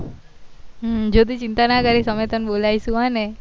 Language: Gujarati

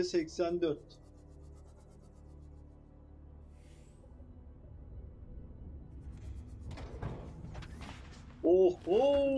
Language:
Turkish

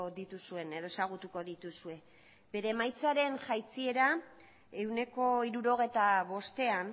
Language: Basque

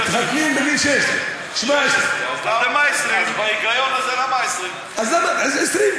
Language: Hebrew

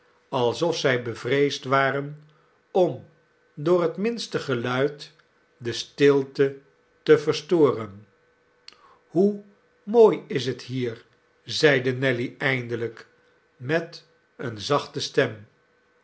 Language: Dutch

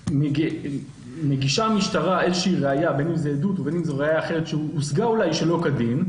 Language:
Hebrew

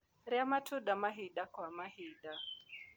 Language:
Kikuyu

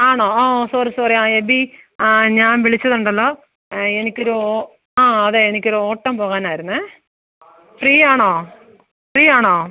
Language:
Malayalam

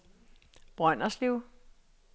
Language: Danish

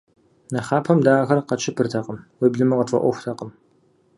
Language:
Kabardian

